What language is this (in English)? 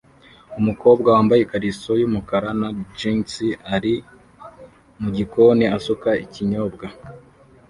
Kinyarwanda